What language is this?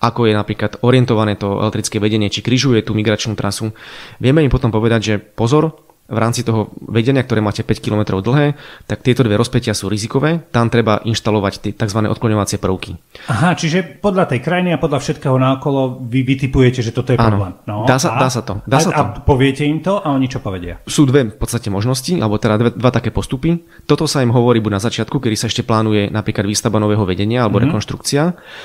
Slovak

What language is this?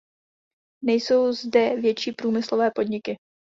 Czech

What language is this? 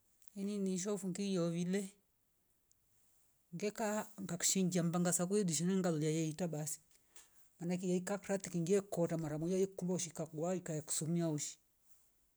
Rombo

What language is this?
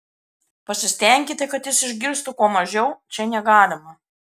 Lithuanian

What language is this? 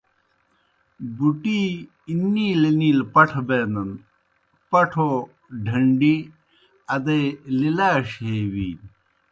Kohistani Shina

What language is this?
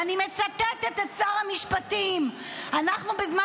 Hebrew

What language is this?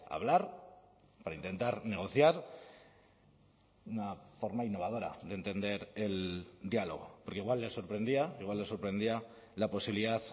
Spanish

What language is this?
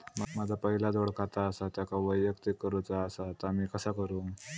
Marathi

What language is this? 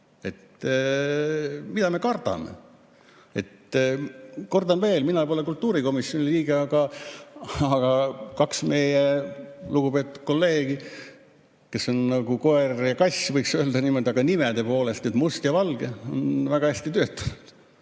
Estonian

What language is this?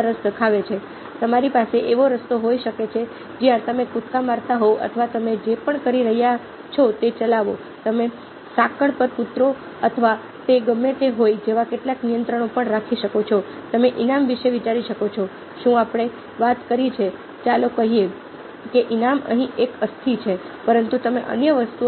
Gujarati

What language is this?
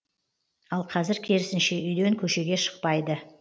Kazakh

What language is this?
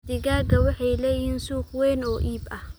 Somali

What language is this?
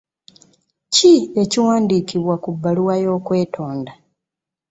Ganda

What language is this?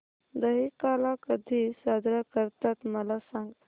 Marathi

